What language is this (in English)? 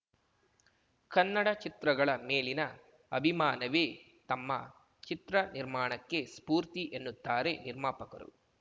Kannada